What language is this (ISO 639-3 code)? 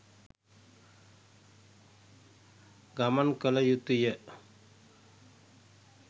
sin